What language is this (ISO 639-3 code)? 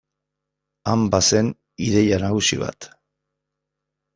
eus